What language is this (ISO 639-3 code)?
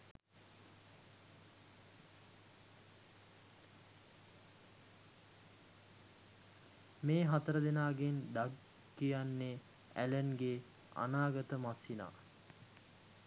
sin